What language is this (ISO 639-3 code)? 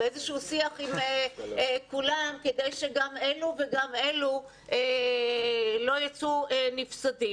heb